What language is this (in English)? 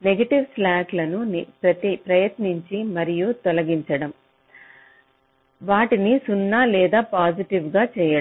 Telugu